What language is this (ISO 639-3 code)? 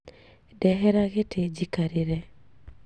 kik